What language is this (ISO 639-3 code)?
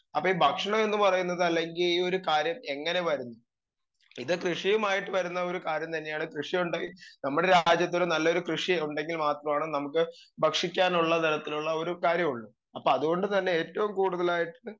mal